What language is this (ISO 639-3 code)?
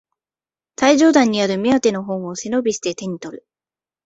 jpn